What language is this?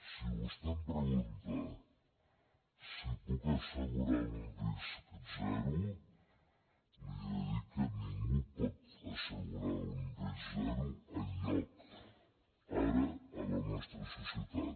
Catalan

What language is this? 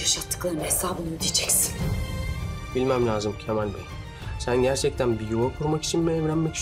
Turkish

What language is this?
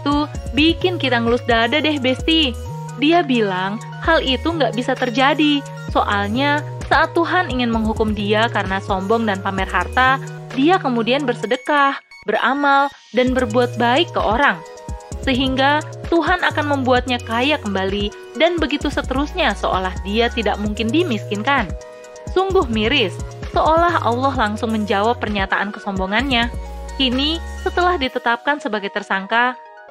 Indonesian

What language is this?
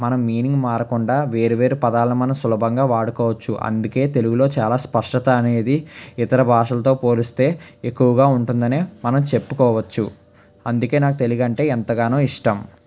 Telugu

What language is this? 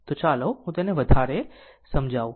Gujarati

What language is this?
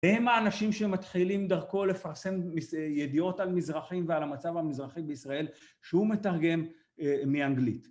Hebrew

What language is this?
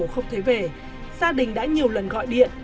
Vietnamese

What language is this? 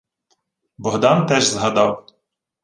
Ukrainian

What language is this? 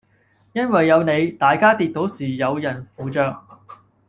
Cantonese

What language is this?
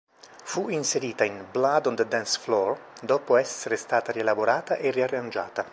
Italian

